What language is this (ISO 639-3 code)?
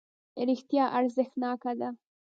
pus